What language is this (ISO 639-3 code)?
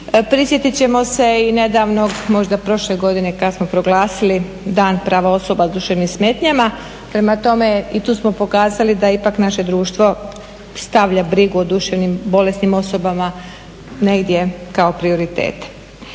hrv